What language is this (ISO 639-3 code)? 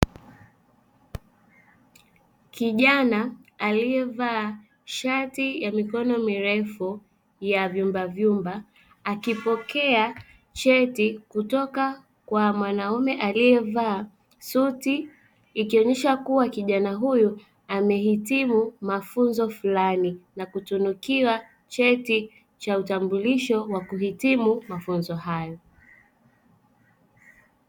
swa